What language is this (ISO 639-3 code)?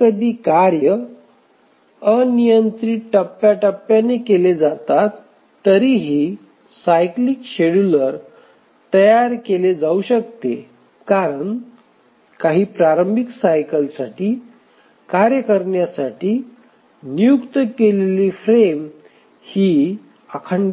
mar